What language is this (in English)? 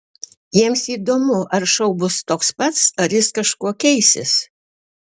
Lithuanian